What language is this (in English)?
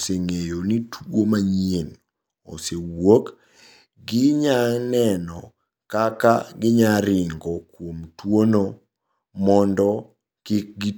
Luo (Kenya and Tanzania)